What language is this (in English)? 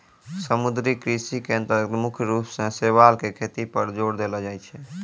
Maithili